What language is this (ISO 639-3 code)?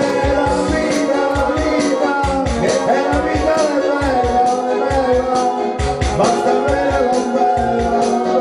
por